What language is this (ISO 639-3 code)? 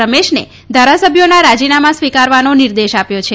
guj